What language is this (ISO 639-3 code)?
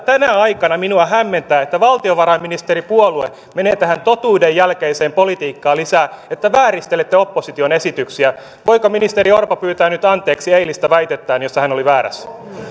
fin